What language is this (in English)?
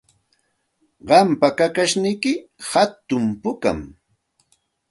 Santa Ana de Tusi Pasco Quechua